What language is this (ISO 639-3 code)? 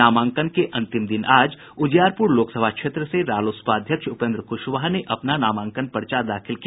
hin